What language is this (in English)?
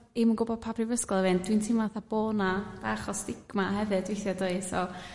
Welsh